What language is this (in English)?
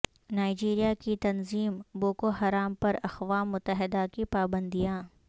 Urdu